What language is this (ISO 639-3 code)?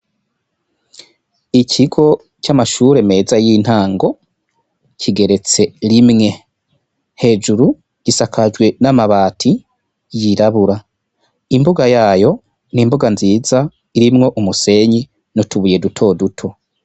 run